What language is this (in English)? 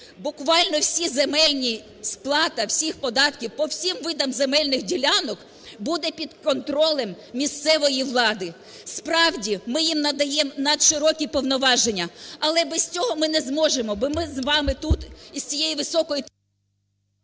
Ukrainian